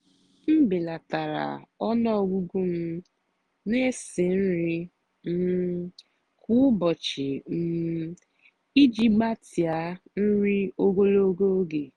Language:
Igbo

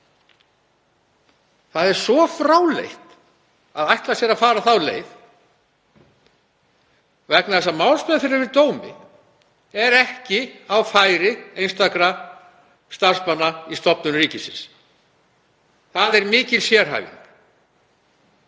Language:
Icelandic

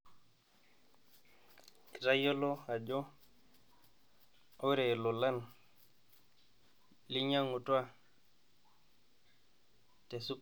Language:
Masai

